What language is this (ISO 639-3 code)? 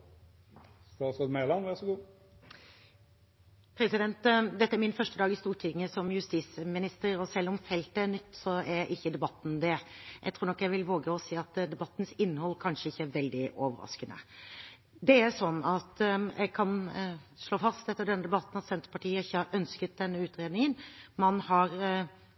nob